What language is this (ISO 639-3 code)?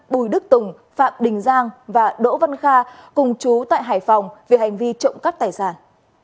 vie